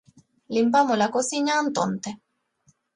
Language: Galician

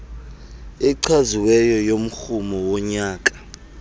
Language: Xhosa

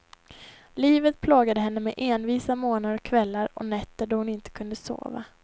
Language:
Swedish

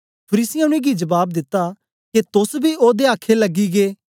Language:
Dogri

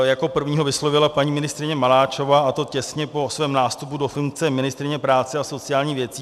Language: Czech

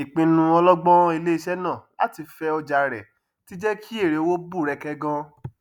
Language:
Yoruba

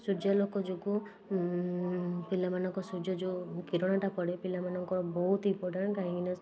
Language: Odia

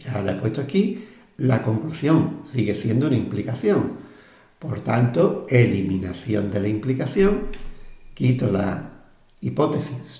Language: Spanish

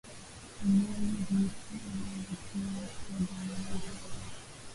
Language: Swahili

